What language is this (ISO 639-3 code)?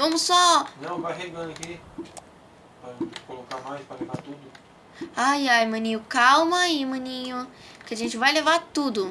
por